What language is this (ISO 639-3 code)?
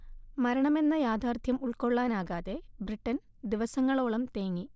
mal